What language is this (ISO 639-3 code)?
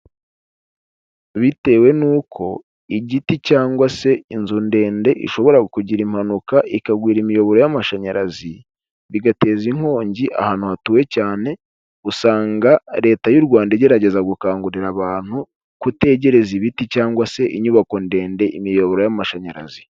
kin